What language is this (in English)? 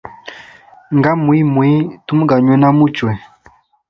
Hemba